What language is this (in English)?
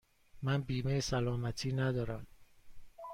Persian